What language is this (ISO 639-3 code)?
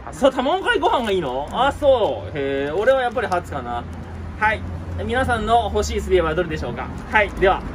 jpn